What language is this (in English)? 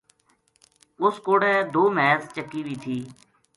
Gujari